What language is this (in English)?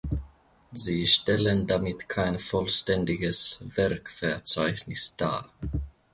German